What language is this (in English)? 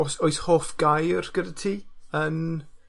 Welsh